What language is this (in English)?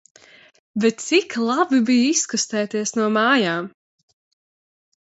Latvian